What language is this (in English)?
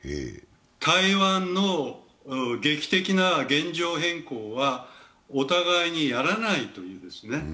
Japanese